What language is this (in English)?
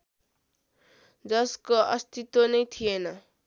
Nepali